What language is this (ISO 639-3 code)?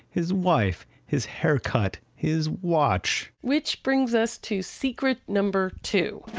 eng